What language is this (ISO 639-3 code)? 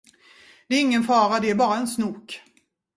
swe